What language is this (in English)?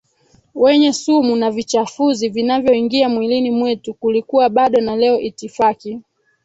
Swahili